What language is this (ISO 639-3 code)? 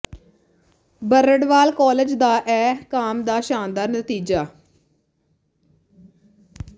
pan